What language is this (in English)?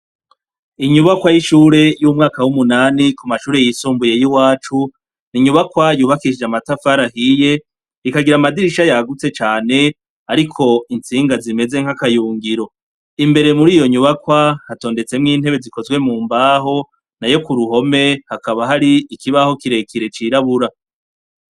Rundi